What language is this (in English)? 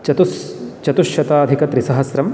Sanskrit